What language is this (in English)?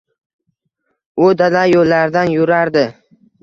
Uzbek